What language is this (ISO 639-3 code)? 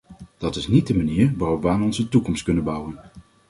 nld